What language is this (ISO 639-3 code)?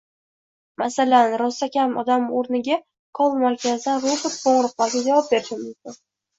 uzb